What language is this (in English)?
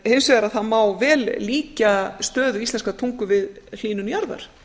Icelandic